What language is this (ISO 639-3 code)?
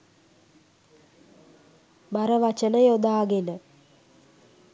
sin